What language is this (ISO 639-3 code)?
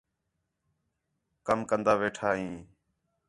xhe